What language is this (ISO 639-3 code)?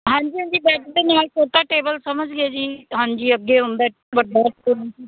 pan